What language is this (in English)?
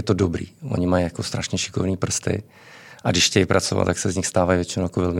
Czech